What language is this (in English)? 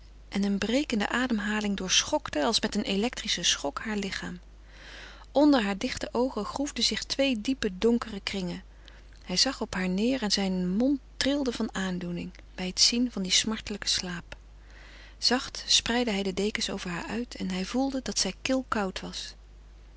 Dutch